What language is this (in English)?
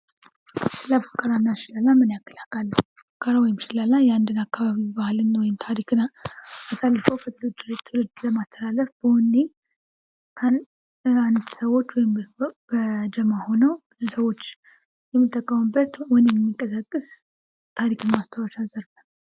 Amharic